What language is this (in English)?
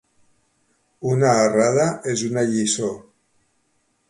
Catalan